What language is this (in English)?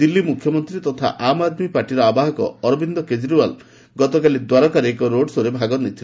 Odia